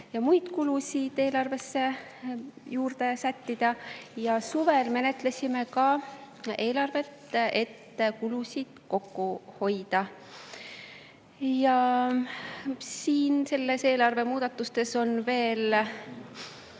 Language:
Estonian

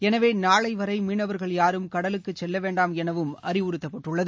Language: Tamil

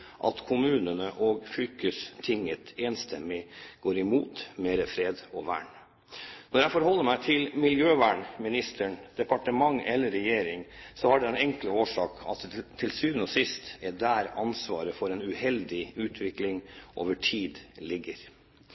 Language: Norwegian Bokmål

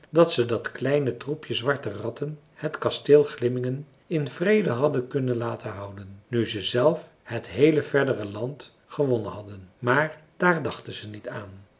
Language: Dutch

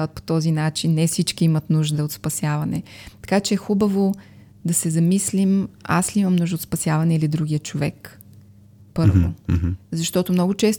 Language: Bulgarian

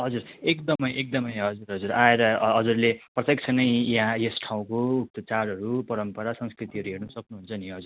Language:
Nepali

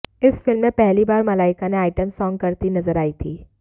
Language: Hindi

